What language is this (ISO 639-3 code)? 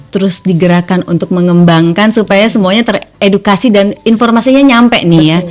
ind